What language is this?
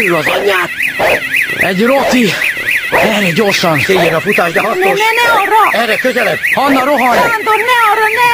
Hungarian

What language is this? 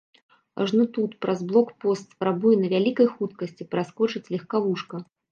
Belarusian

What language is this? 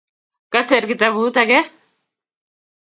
Kalenjin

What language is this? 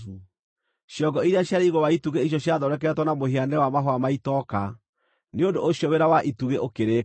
Kikuyu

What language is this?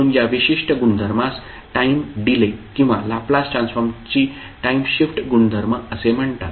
Marathi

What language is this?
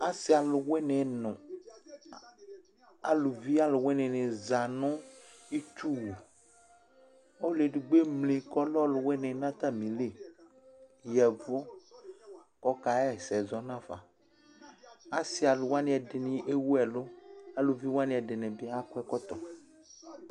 Ikposo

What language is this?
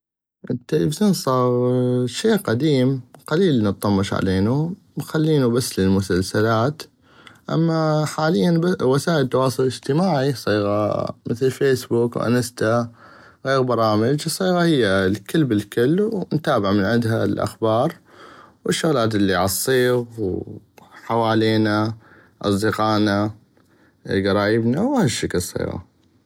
North Mesopotamian Arabic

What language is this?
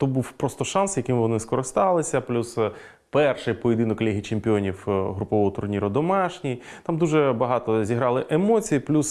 Ukrainian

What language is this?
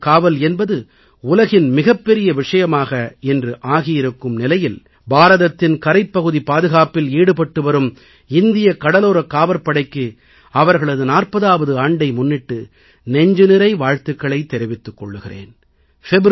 Tamil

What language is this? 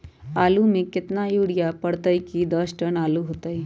Magahi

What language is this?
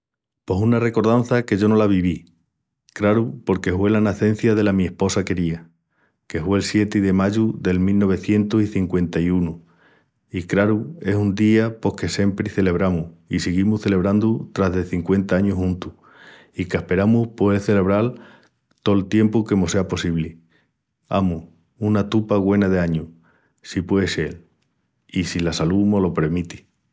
Extremaduran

